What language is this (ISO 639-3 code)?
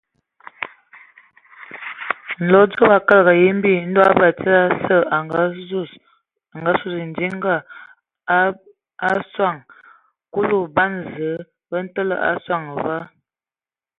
ewo